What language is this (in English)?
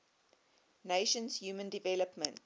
English